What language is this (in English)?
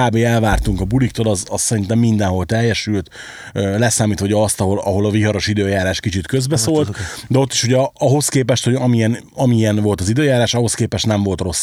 Hungarian